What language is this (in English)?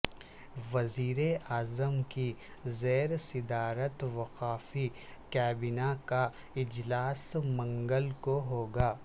Urdu